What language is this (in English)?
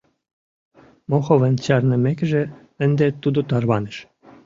Mari